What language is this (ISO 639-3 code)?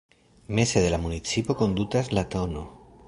epo